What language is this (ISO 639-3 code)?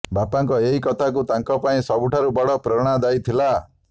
ori